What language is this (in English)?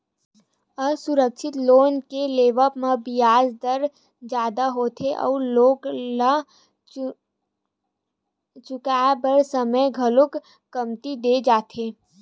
Chhattisgarhi